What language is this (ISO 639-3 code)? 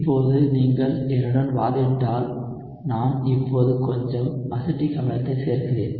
tam